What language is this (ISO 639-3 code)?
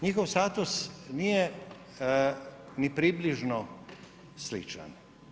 hrv